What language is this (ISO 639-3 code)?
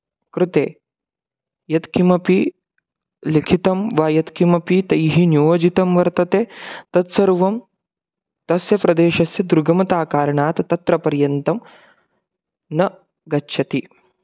san